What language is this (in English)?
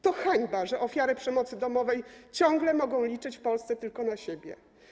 Polish